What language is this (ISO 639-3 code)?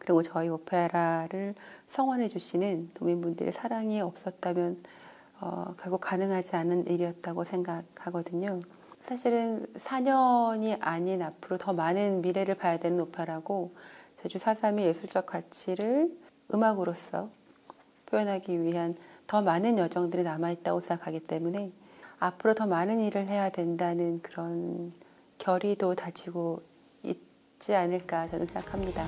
kor